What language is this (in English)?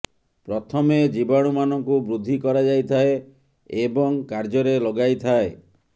Odia